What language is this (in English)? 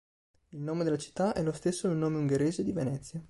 Italian